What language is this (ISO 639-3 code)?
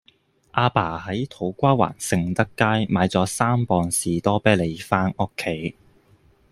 yue